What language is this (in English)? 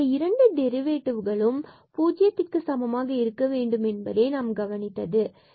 Tamil